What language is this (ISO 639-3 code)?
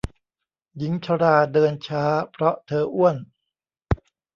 tha